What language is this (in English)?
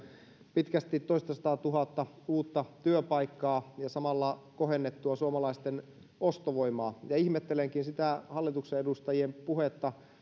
Finnish